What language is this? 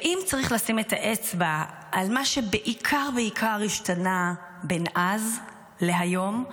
Hebrew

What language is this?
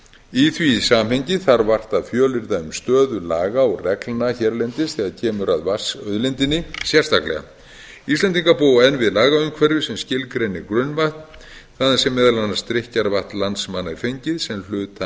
Icelandic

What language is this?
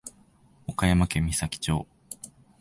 Japanese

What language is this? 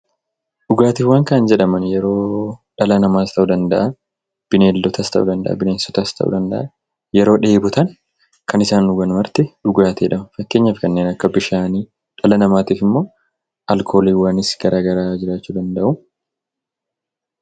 Oromo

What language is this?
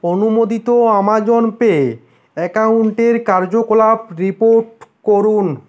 Bangla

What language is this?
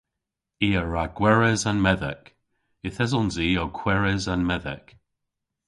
Cornish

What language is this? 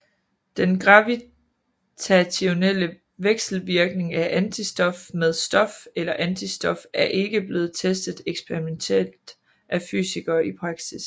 Danish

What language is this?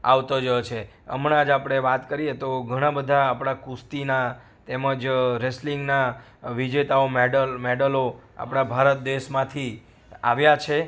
Gujarati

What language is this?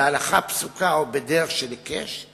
Hebrew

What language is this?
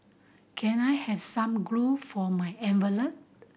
English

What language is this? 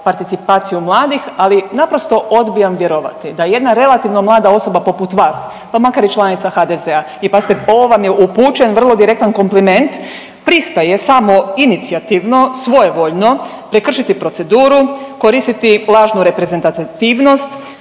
Croatian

